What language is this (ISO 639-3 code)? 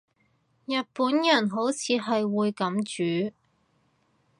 yue